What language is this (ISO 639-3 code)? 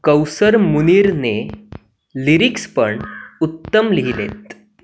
mar